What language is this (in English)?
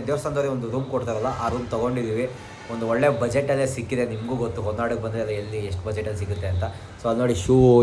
Kannada